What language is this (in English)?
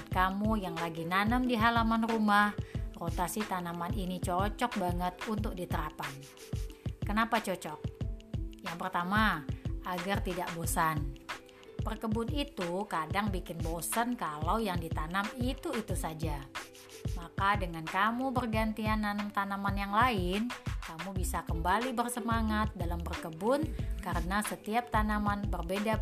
Indonesian